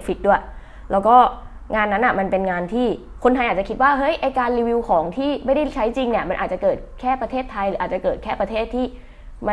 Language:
Thai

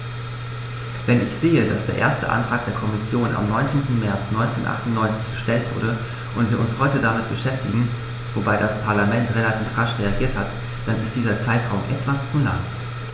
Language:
German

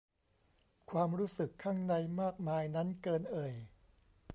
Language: Thai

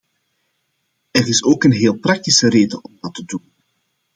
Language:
Dutch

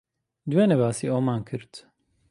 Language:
Central Kurdish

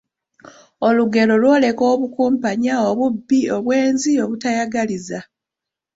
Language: Ganda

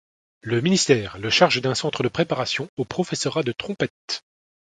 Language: French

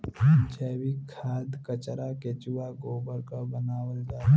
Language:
Bhojpuri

